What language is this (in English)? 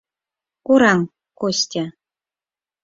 Mari